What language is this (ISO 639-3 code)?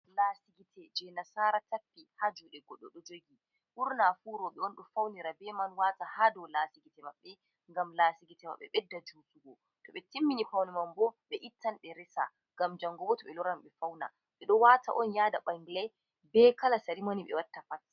ful